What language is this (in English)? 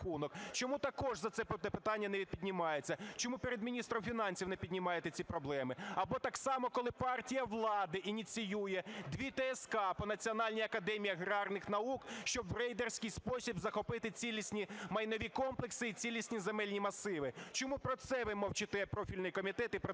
Ukrainian